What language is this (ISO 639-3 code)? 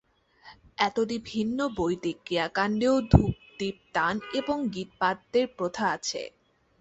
ben